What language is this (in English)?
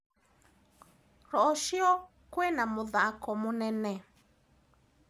Kikuyu